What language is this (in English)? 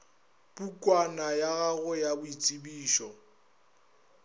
Northern Sotho